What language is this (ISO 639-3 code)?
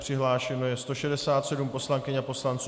ces